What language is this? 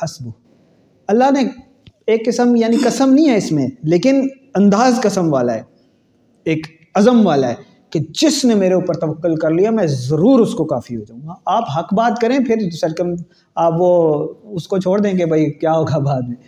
Urdu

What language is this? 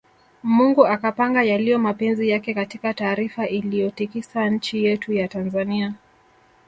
Swahili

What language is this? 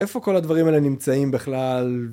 Hebrew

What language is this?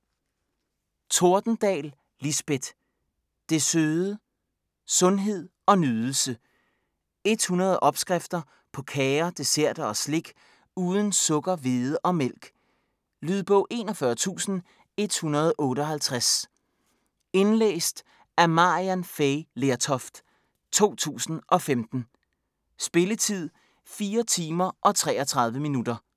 Danish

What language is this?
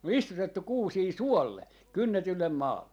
Finnish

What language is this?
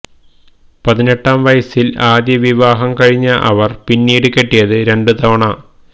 Malayalam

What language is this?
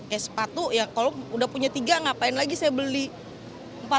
Indonesian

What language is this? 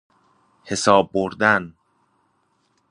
Persian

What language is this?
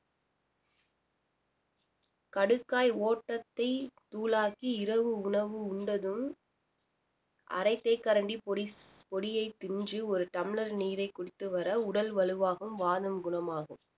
Tamil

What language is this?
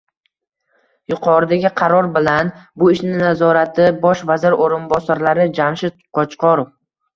Uzbek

